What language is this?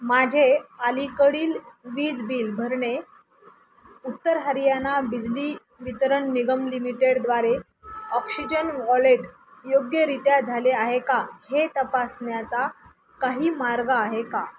Marathi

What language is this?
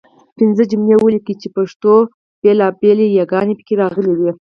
Pashto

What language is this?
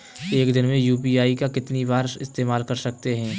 Hindi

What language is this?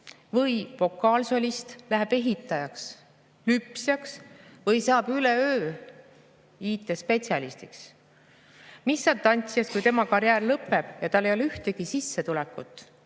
Estonian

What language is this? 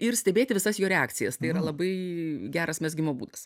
Lithuanian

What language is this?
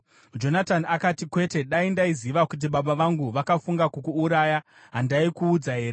Shona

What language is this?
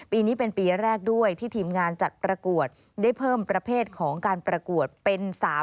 Thai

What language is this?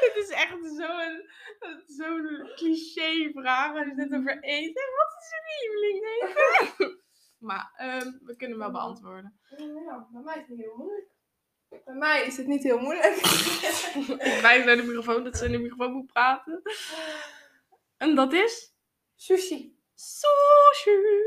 Dutch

